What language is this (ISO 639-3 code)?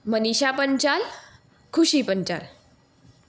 guj